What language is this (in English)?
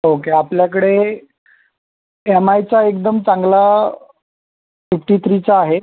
Marathi